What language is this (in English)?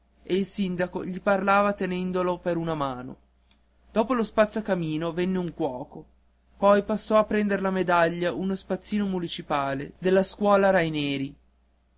Italian